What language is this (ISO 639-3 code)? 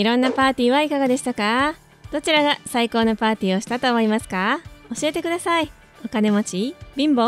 jpn